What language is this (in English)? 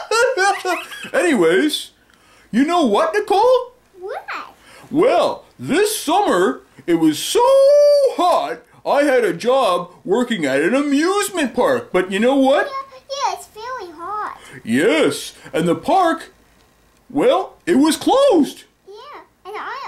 English